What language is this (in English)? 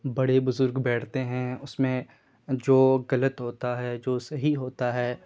Urdu